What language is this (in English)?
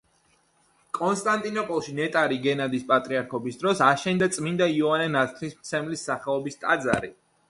Georgian